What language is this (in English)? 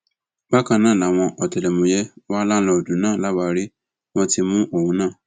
Yoruba